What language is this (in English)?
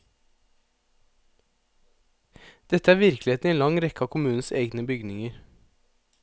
Norwegian